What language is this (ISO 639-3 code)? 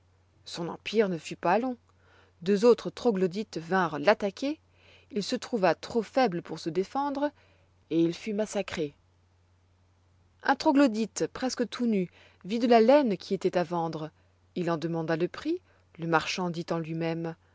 fra